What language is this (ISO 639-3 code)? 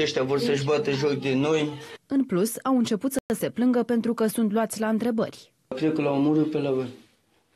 ron